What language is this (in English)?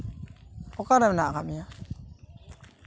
Santali